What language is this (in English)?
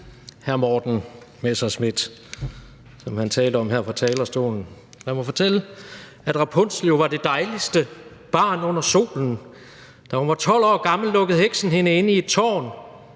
Danish